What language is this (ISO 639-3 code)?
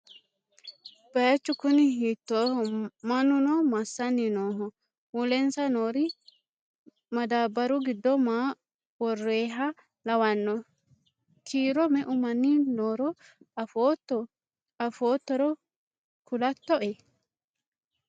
sid